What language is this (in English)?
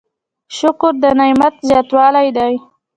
Pashto